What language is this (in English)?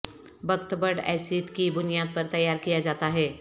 Urdu